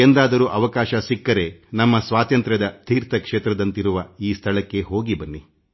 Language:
Kannada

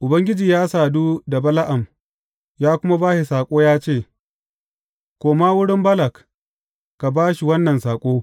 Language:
Hausa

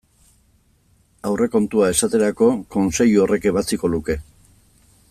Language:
Basque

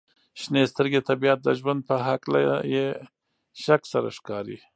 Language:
Pashto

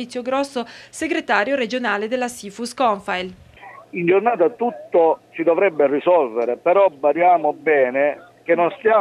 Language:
Italian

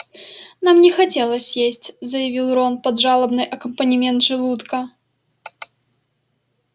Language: Russian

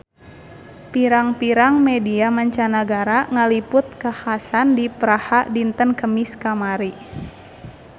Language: Sundanese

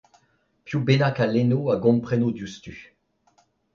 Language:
Breton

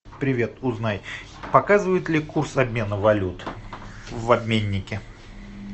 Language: Russian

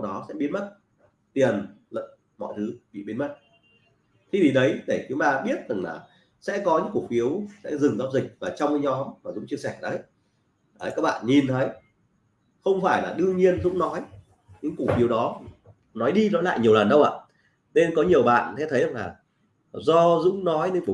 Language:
Vietnamese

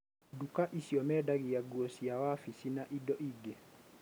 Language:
Kikuyu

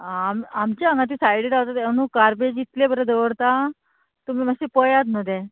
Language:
Konkani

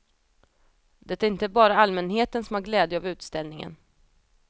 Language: Swedish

